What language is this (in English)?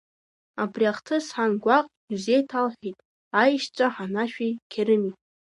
Abkhazian